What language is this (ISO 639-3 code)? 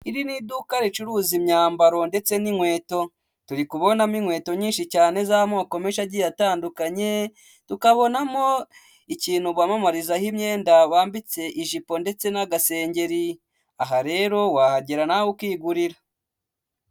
kin